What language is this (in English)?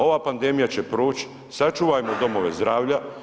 Croatian